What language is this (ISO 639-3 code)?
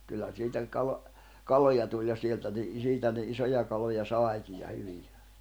fin